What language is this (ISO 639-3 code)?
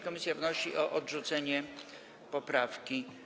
pol